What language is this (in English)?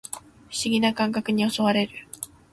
Japanese